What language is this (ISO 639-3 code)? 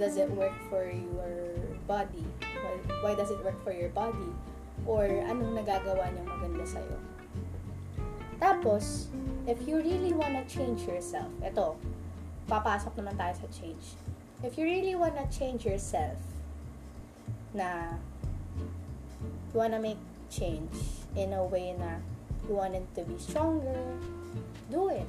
fil